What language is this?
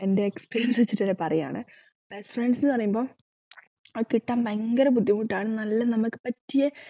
Malayalam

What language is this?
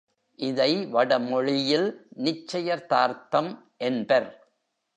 Tamil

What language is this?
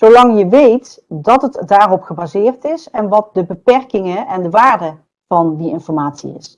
Dutch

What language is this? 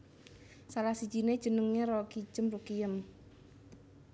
Javanese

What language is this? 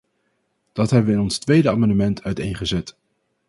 Dutch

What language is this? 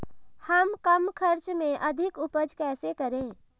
Hindi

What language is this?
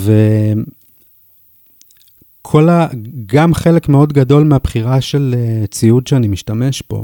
Hebrew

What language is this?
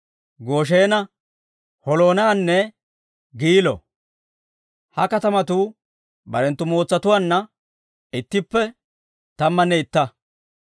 Dawro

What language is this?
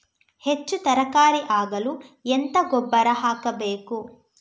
Kannada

